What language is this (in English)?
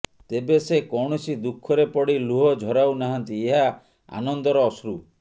Odia